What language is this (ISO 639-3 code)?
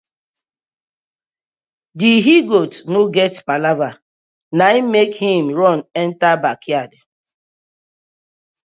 pcm